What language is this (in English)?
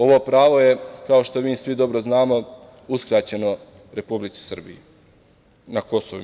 Serbian